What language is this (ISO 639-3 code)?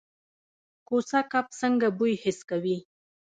pus